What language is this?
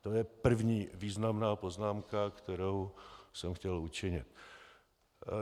Czech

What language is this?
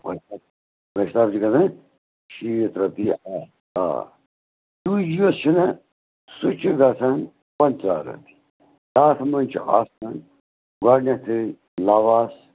Kashmiri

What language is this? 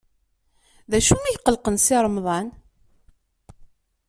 Kabyle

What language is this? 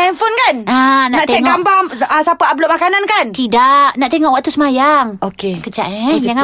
Malay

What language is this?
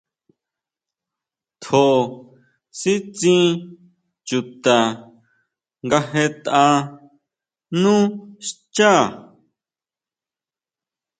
Huautla Mazatec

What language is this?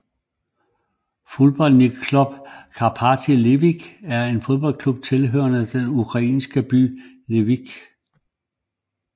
Danish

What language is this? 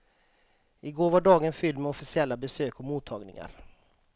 Swedish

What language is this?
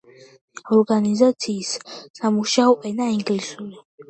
Georgian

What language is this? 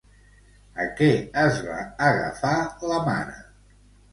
Catalan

